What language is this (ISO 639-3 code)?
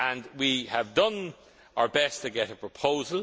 eng